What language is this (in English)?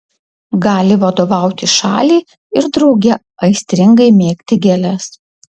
Lithuanian